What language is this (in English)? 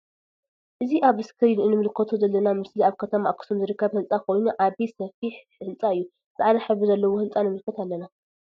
Tigrinya